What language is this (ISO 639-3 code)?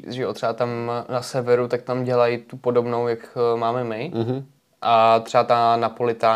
ces